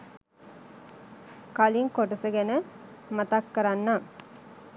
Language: Sinhala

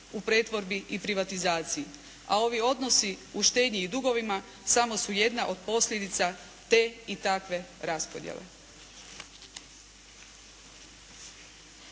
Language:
Croatian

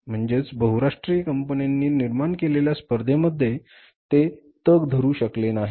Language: Marathi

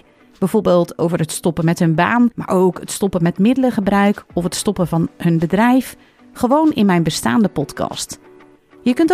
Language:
Dutch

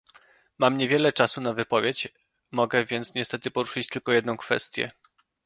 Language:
Polish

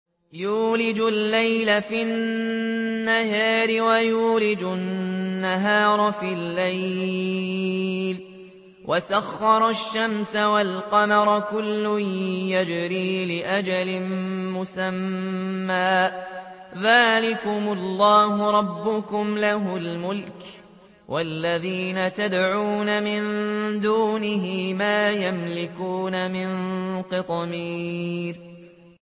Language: Arabic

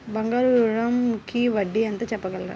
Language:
Telugu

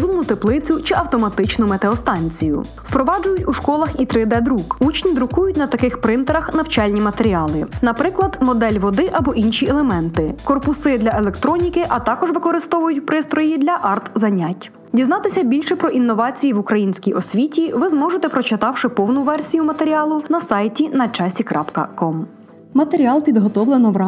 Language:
Ukrainian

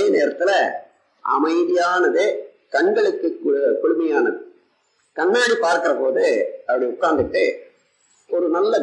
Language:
Tamil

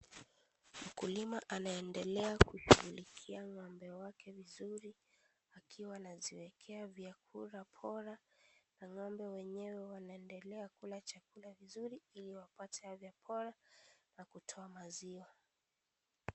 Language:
Swahili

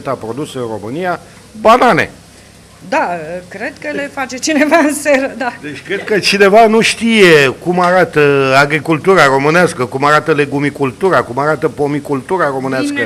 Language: Romanian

